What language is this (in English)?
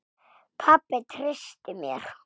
Icelandic